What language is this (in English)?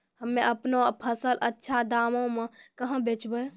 Maithili